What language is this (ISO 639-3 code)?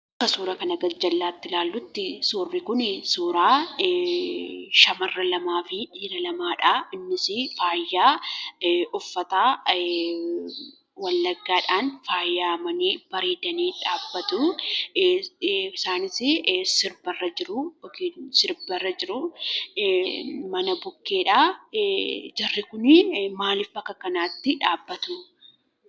orm